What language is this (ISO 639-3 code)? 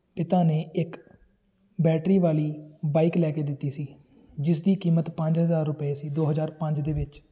pan